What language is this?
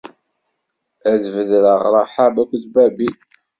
Kabyle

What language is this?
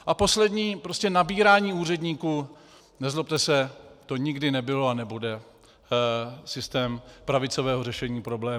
Czech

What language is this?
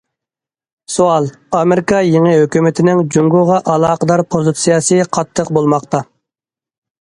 Uyghur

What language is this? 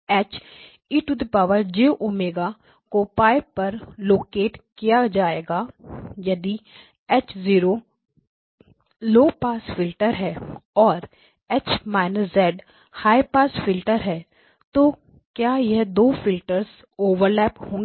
Hindi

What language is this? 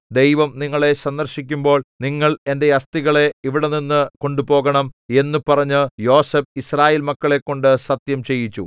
Malayalam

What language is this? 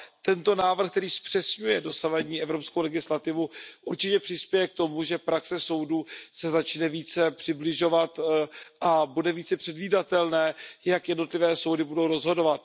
Czech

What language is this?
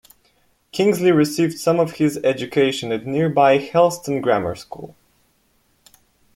English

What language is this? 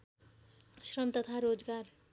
Nepali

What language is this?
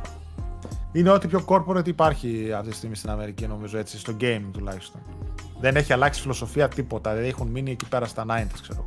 Greek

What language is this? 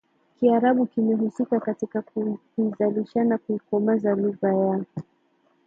Swahili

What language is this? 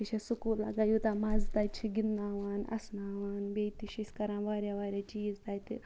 Kashmiri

